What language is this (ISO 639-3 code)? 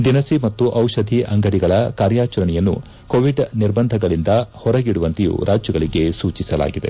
kan